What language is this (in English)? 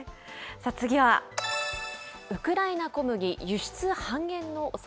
Japanese